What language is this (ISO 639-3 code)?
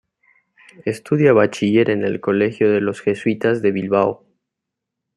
spa